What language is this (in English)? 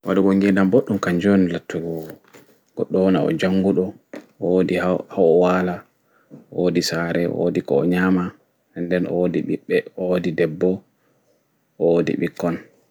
Fula